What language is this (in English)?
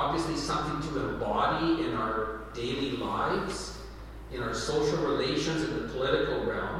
English